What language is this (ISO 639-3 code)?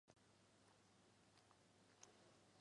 zho